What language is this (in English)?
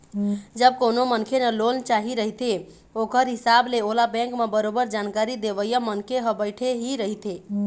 Chhattisgarhi